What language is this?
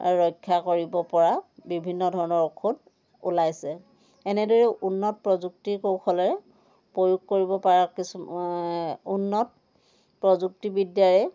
Assamese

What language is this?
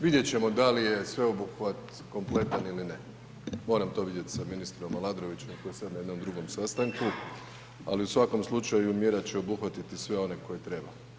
Croatian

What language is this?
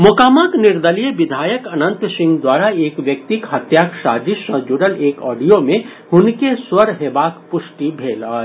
Maithili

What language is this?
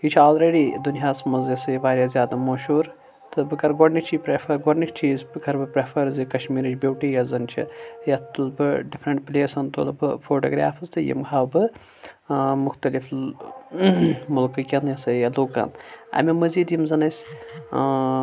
Kashmiri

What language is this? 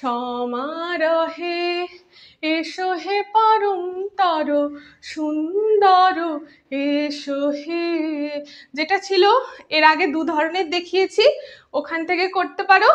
Bangla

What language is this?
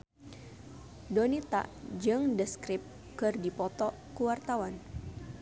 Sundanese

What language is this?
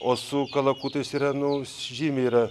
Lithuanian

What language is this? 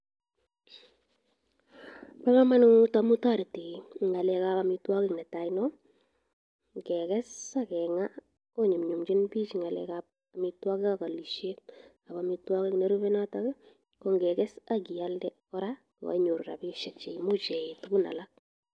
Kalenjin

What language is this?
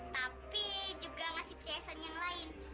Indonesian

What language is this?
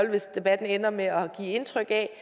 Danish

